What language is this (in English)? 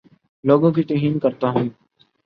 Urdu